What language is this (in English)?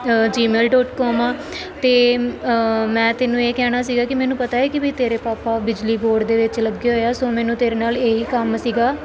Punjabi